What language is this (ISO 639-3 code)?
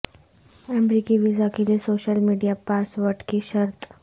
urd